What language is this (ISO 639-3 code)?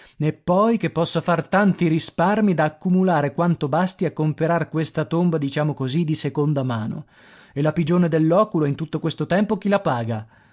ita